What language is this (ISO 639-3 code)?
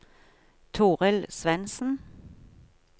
nor